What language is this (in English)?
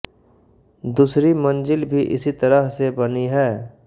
Hindi